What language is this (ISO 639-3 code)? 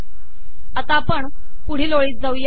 mar